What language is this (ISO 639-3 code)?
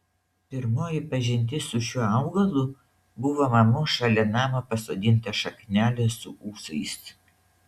lit